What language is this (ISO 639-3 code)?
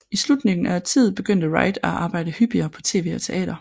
dan